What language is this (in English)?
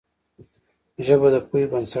Pashto